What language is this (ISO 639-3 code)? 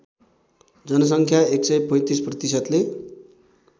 nep